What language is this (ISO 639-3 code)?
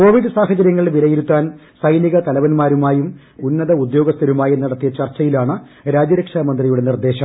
mal